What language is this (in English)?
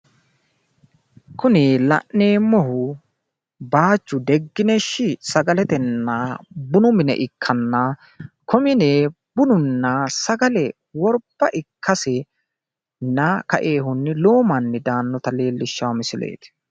Sidamo